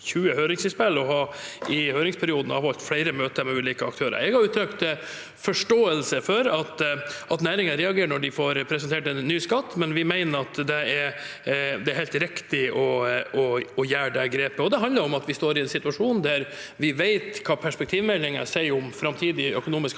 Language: Norwegian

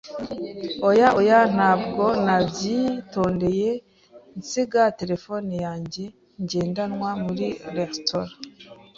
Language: Kinyarwanda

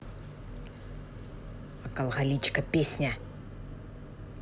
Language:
Russian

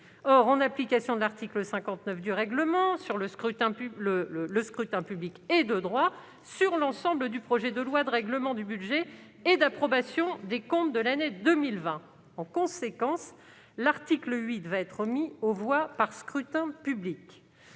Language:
French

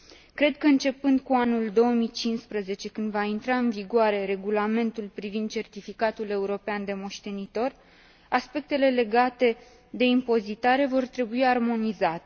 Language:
Romanian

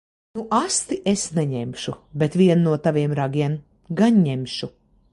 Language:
Latvian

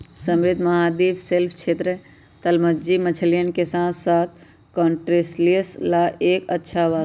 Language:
Magahi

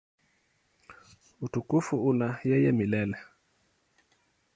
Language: Swahili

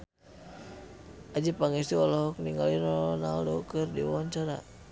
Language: Sundanese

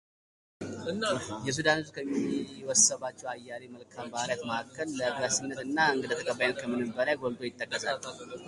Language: Amharic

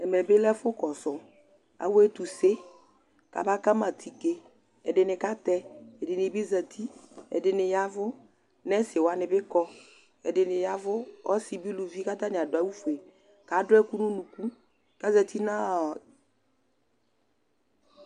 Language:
Ikposo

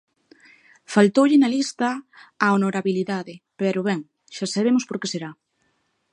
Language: Galician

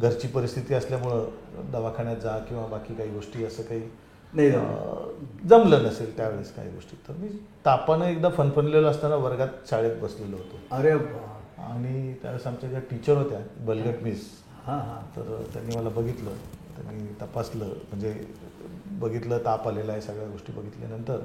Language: Marathi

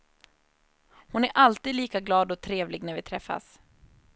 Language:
Swedish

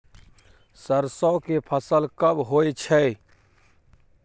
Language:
Maithili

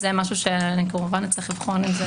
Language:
Hebrew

